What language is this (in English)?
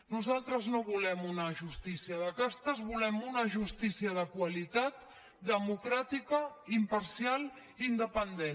Catalan